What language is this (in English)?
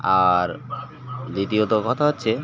Bangla